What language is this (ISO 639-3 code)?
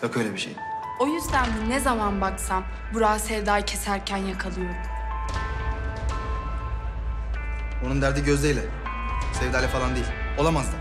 tur